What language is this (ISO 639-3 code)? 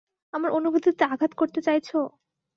ben